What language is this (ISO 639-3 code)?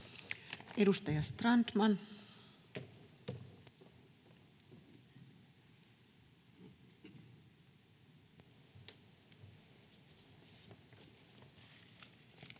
fin